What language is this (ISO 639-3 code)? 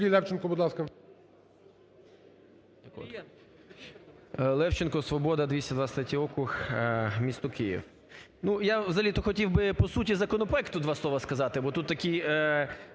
ukr